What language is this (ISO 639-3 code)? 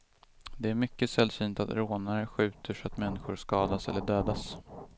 swe